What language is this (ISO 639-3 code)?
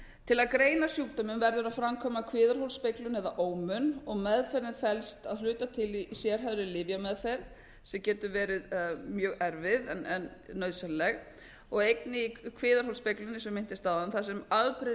isl